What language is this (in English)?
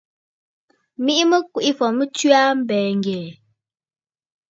Bafut